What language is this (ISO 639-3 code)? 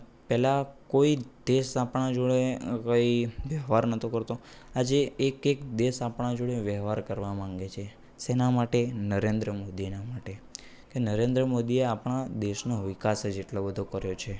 guj